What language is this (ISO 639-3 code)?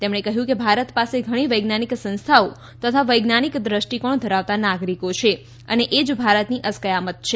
guj